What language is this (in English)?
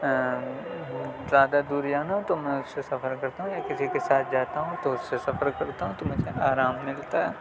Urdu